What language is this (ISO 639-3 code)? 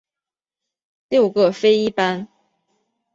zho